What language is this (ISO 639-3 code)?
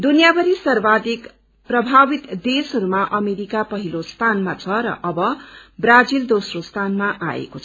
nep